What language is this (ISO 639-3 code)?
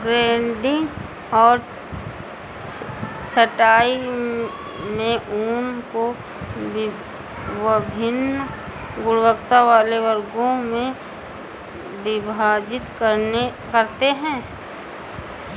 hin